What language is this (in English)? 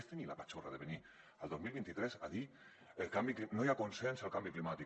Catalan